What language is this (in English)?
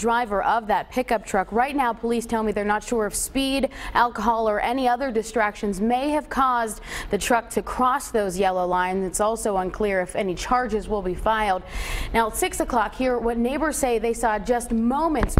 English